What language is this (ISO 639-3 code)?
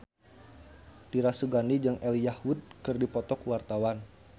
sun